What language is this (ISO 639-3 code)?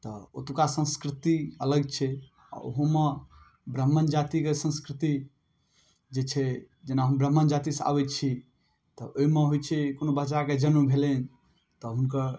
mai